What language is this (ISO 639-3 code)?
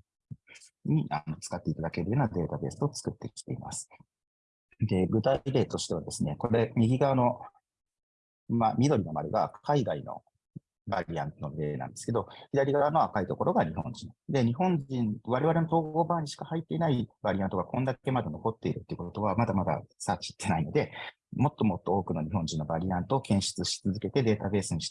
jpn